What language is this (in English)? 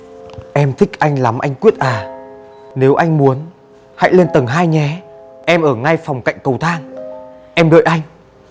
Vietnamese